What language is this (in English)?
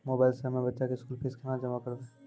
Maithili